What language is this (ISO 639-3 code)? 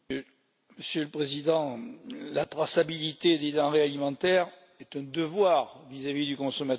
fra